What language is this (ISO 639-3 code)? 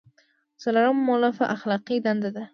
pus